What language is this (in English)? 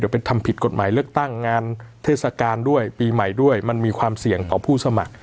Thai